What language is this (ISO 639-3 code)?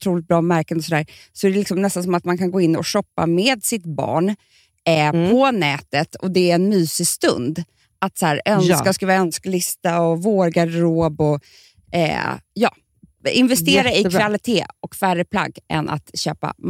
swe